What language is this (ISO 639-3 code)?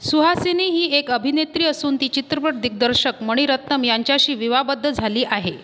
mar